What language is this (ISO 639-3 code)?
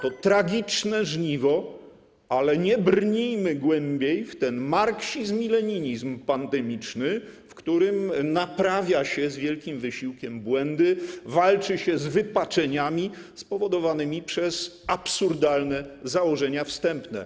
pol